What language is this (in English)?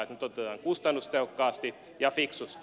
Finnish